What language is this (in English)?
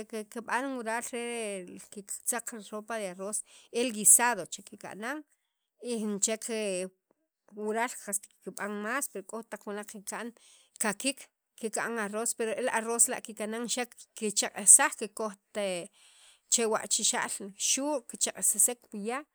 Sacapulteco